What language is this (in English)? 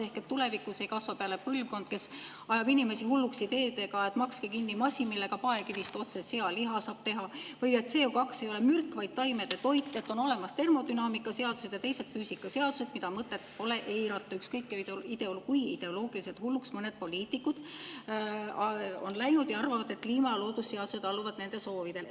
Estonian